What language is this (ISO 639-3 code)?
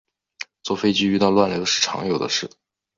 zho